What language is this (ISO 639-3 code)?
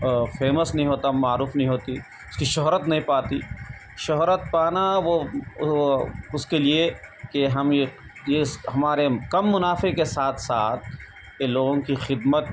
urd